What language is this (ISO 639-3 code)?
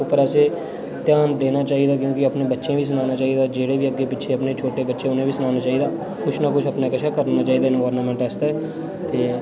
doi